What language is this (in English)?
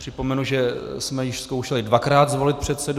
Czech